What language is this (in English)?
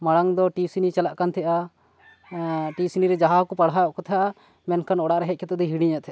Santali